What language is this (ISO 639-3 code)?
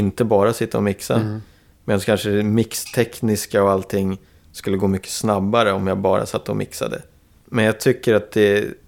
swe